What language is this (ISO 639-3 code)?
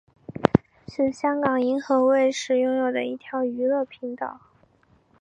zho